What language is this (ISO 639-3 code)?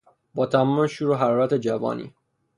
fas